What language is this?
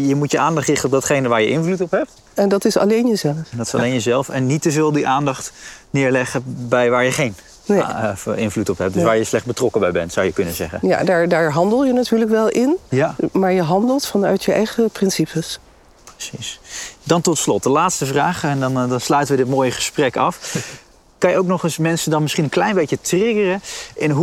Dutch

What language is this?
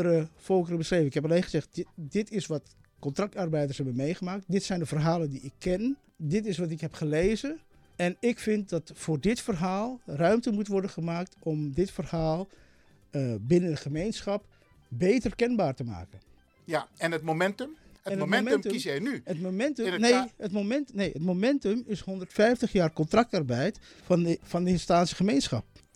Dutch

